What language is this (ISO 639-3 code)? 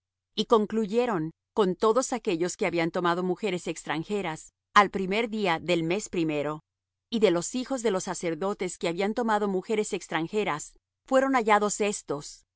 spa